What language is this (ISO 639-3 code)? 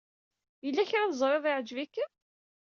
kab